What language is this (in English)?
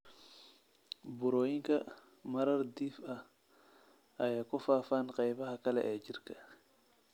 Somali